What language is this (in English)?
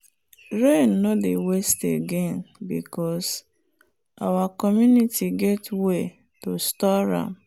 Nigerian Pidgin